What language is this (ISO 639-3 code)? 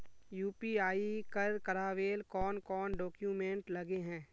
mag